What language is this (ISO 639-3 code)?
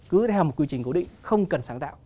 vie